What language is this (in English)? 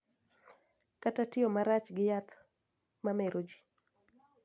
Luo (Kenya and Tanzania)